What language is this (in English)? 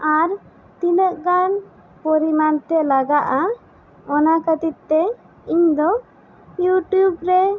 Santali